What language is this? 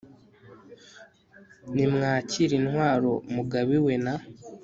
Kinyarwanda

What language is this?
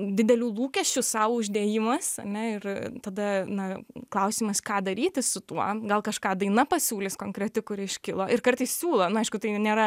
Lithuanian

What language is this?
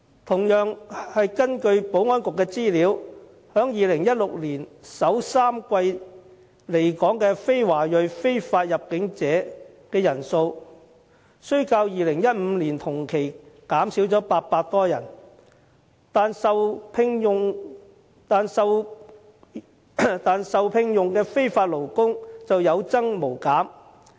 Cantonese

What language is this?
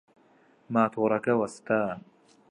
Central Kurdish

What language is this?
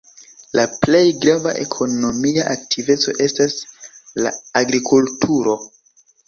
Esperanto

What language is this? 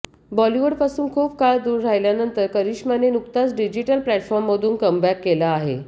Marathi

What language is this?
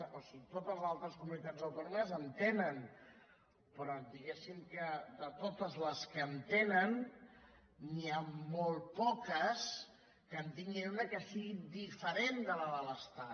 Catalan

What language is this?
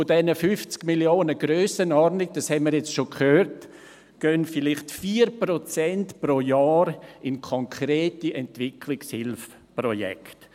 Swiss German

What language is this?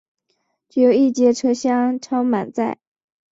Chinese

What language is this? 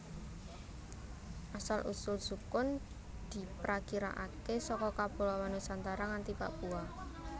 Javanese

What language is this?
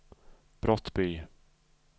Swedish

